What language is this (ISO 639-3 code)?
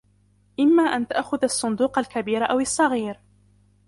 ara